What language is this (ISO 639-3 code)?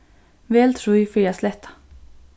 fao